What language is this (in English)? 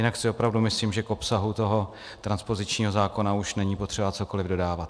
Czech